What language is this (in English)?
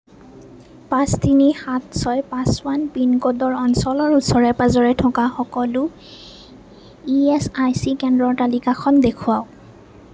Assamese